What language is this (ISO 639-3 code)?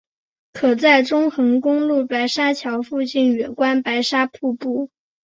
zho